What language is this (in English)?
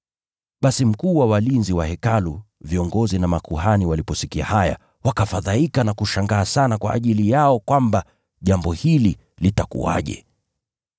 Swahili